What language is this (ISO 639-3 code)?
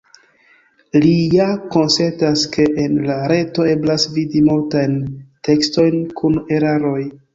epo